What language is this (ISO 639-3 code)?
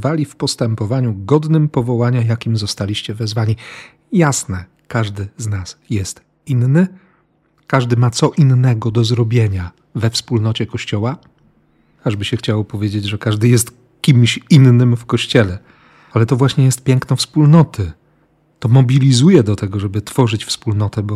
pol